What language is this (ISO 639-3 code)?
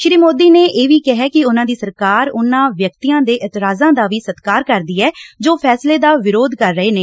pan